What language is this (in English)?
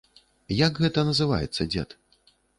Belarusian